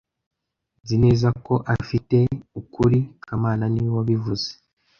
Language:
Kinyarwanda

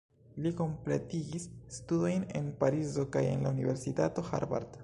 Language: Esperanto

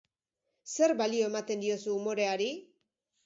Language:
Basque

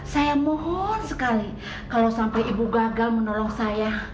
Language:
Indonesian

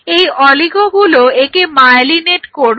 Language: Bangla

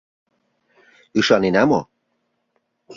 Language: Mari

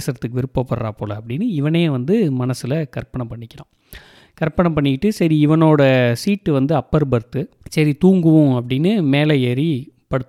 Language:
Tamil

